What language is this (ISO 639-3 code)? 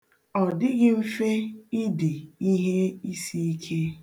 ibo